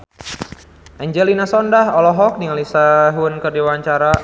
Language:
Sundanese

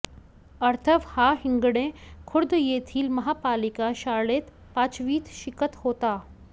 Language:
Marathi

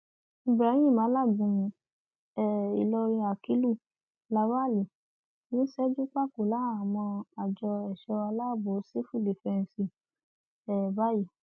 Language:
Yoruba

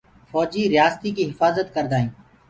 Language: Gurgula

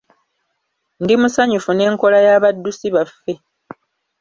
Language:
Ganda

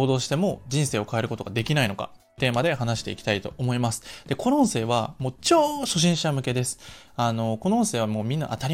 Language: Japanese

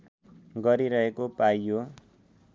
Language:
Nepali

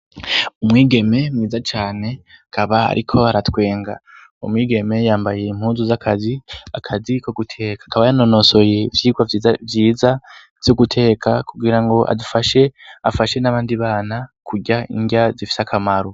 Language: Rundi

